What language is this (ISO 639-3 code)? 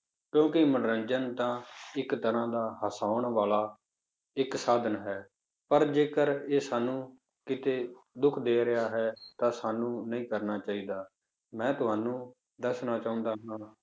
pan